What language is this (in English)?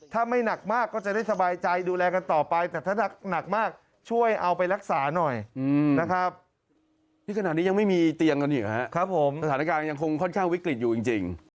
Thai